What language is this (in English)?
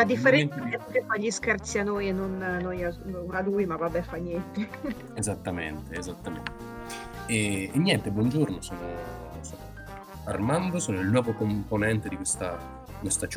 Italian